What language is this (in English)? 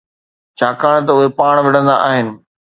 Sindhi